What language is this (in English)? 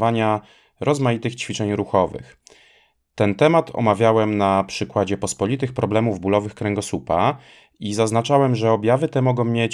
Polish